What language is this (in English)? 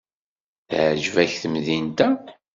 Kabyle